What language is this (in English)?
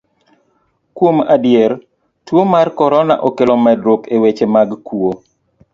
Luo (Kenya and Tanzania)